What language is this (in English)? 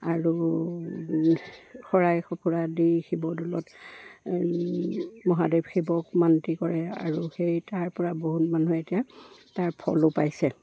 Assamese